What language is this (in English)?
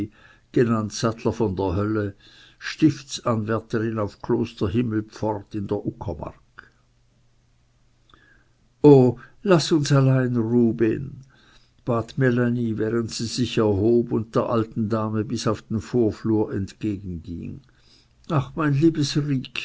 German